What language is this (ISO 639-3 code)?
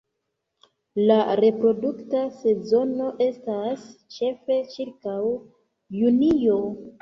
epo